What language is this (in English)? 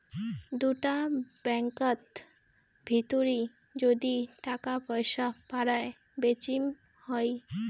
Bangla